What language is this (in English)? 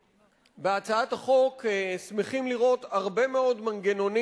Hebrew